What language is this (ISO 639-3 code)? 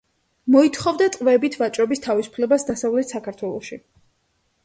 kat